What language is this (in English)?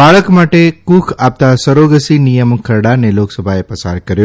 Gujarati